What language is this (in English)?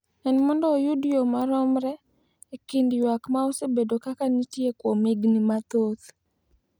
Luo (Kenya and Tanzania)